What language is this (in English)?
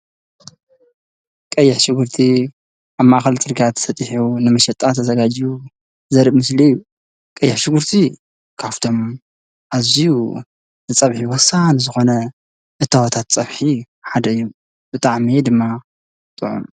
Tigrinya